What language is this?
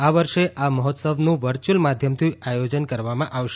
Gujarati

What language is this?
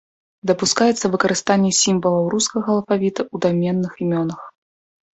Belarusian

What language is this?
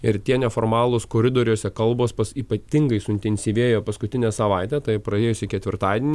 Lithuanian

